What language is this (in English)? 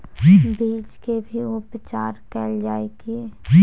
Maithili